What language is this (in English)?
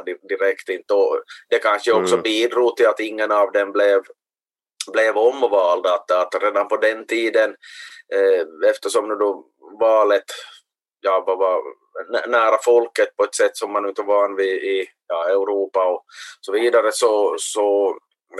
Swedish